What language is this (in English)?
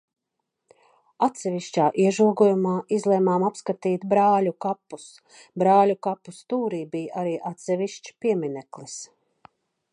Latvian